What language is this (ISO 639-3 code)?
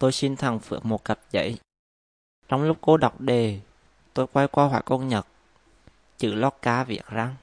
vie